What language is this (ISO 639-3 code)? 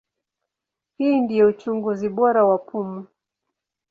swa